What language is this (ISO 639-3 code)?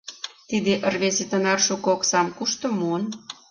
chm